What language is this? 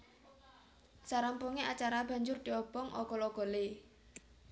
Javanese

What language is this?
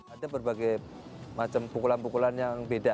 Indonesian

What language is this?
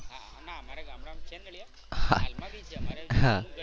Gujarati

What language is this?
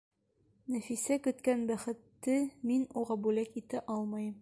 Bashkir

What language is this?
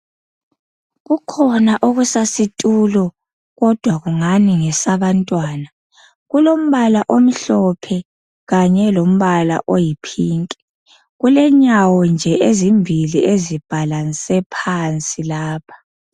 North Ndebele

